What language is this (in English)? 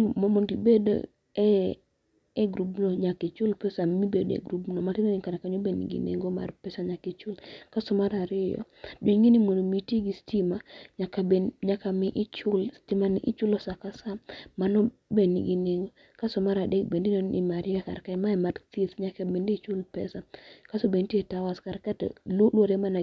Luo (Kenya and Tanzania)